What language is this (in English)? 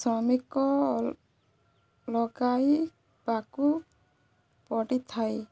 Odia